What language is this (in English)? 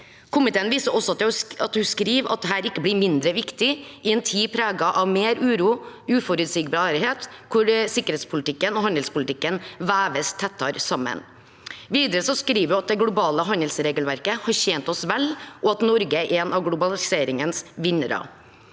Norwegian